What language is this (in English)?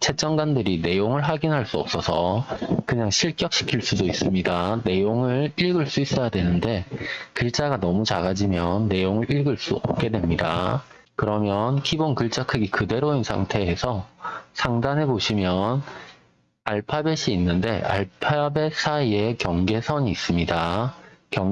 Korean